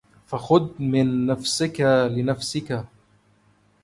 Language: Arabic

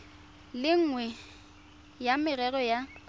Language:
Tswana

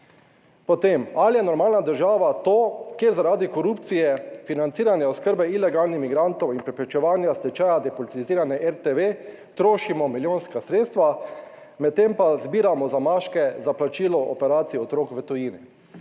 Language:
Slovenian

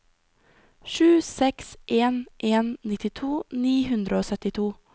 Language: Norwegian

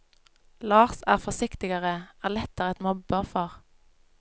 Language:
Norwegian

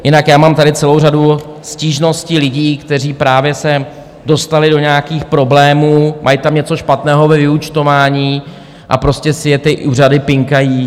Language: Czech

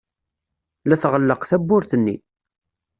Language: Kabyle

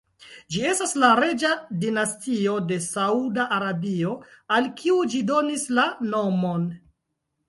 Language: Esperanto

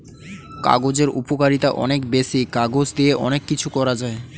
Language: Bangla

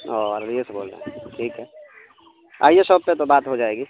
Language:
Urdu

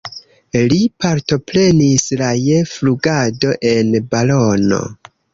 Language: Esperanto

